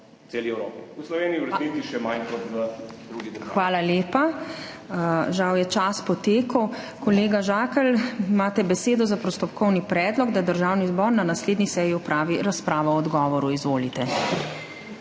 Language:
Slovenian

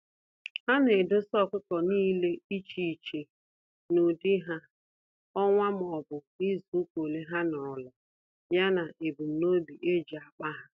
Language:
Igbo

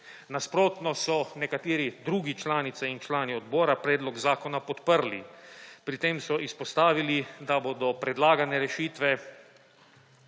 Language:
Slovenian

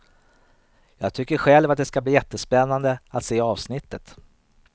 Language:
Swedish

